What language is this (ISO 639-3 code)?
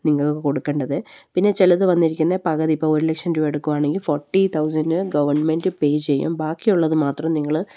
mal